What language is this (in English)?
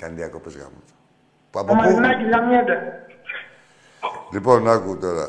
Greek